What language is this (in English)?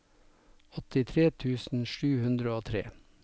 Norwegian